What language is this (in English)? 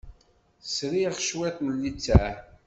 Kabyle